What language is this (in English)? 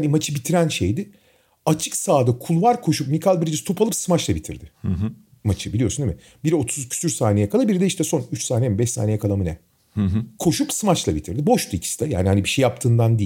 Turkish